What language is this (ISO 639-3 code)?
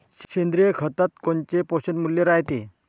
mar